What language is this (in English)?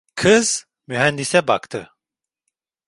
Turkish